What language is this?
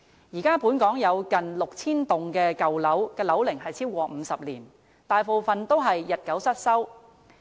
Cantonese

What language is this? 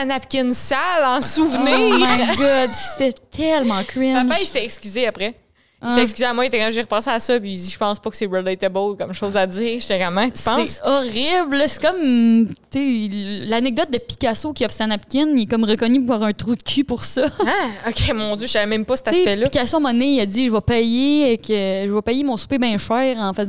French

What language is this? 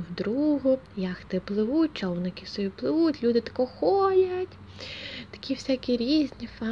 Ukrainian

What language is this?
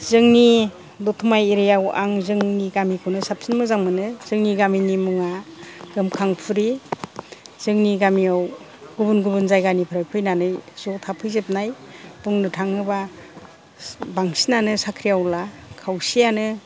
Bodo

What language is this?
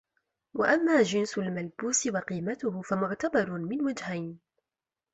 Arabic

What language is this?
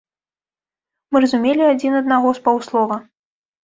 Belarusian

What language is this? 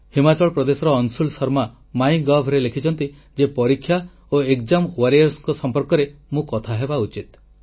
Odia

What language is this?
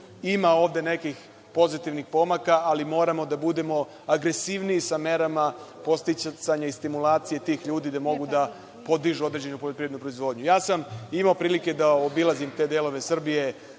Serbian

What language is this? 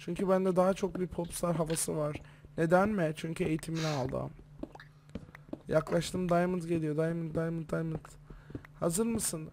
Turkish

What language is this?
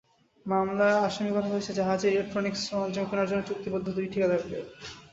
Bangla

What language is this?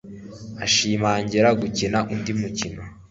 Kinyarwanda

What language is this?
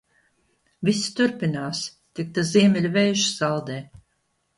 Latvian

